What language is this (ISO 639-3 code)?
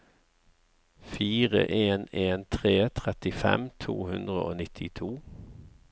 nor